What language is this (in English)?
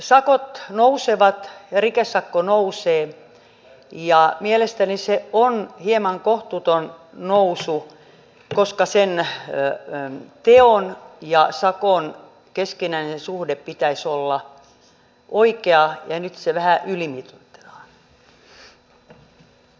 Finnish